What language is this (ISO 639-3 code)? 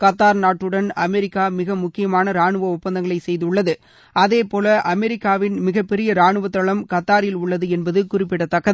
tam